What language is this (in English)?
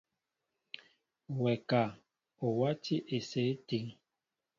Mbo (Cameroon)